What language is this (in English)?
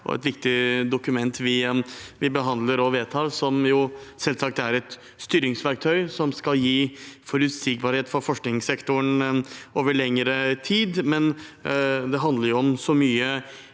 Norwegian